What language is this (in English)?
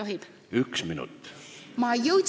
Estonian